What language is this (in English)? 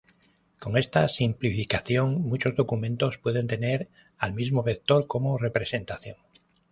Spanish